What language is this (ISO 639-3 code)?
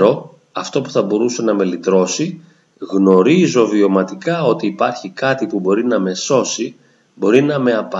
ell